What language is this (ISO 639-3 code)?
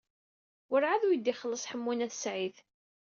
kab